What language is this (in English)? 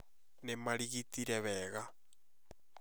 Kikuyu